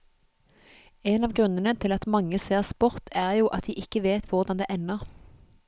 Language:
Norwegian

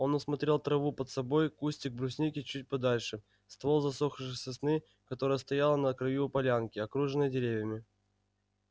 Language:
Russian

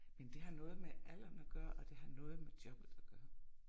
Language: Danish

